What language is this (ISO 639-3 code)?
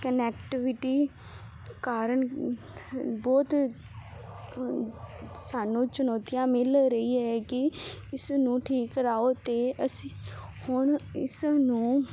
pan